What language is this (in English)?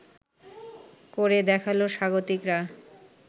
Bangla